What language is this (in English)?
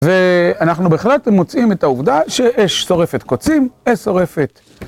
Hebrew